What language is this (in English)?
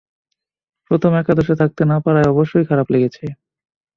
Bangla